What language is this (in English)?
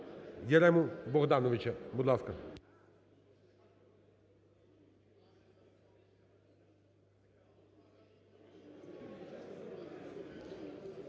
Ukrainian